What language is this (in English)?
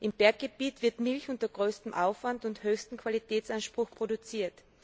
German